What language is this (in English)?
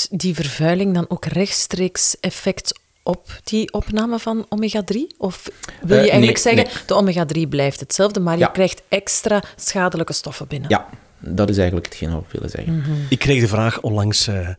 Dutch